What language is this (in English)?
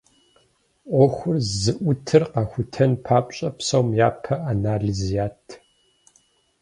Kabardian